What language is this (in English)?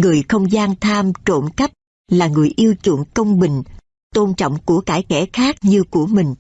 Vietnamese